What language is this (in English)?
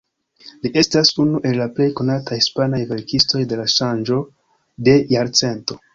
Esperanto